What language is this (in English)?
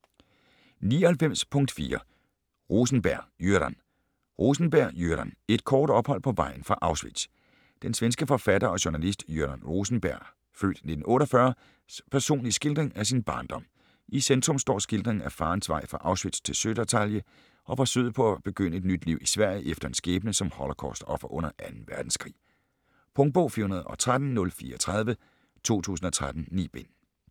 Danish